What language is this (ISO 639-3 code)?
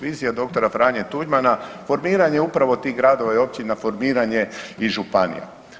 hrv